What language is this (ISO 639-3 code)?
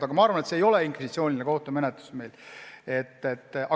est